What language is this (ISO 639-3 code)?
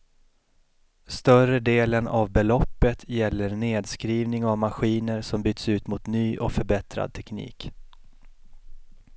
swe